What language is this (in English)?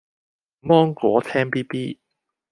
Cantonese